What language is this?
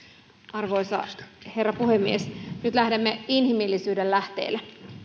Finnish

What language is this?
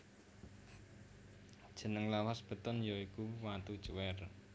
Javanese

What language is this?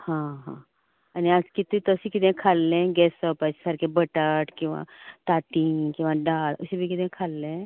Konkani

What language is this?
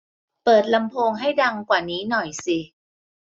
Thai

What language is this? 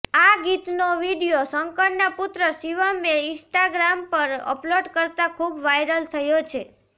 Gujarati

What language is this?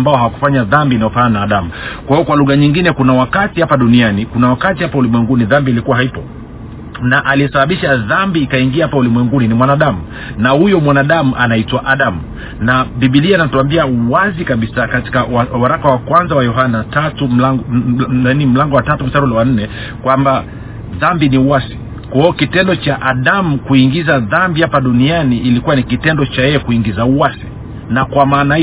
Swahili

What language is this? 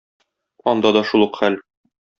Tatar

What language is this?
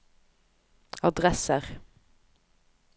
Norwegian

